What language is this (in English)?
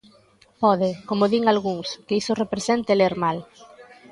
Galician